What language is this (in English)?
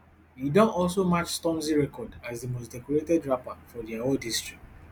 Nigerian Pidgin